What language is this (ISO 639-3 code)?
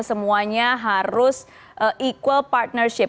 ind